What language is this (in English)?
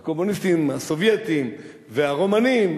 Hebrew